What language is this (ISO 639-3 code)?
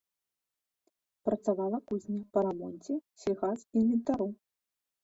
bel